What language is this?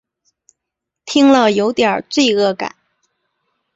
Chinese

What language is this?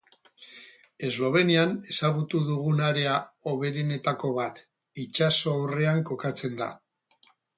Basque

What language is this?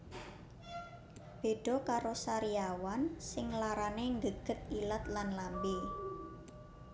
Javanese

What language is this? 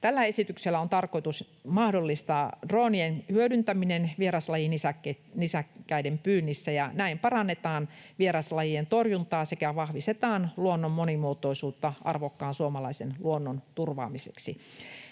Finnish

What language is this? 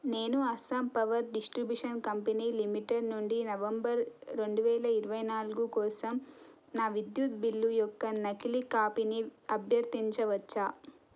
Telugu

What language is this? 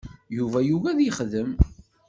Kabyle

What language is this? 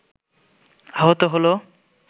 Bangla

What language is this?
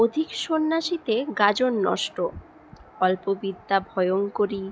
Bangla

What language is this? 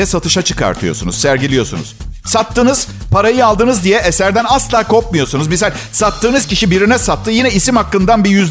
Turkish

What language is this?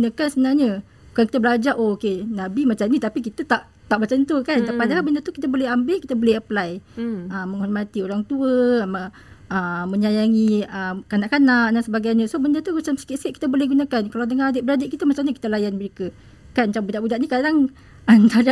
Malay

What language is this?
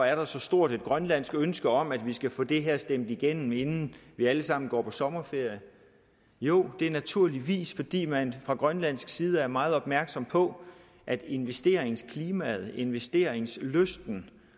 Danish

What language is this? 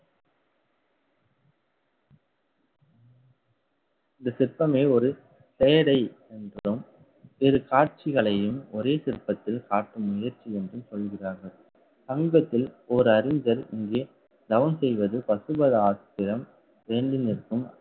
Tamil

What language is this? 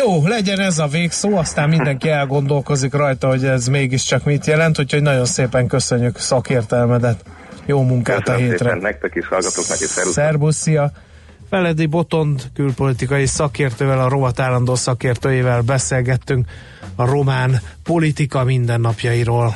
Hungarian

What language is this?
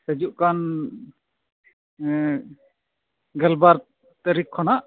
Santali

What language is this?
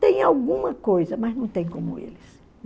Portuguese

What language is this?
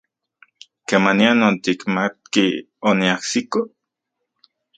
Central Puebla Nahuatl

